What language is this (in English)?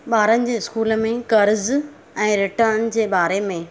Sindhi